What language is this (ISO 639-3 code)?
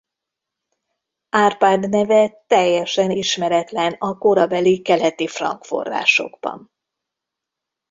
hun